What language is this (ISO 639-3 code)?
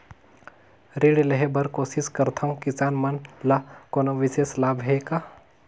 hne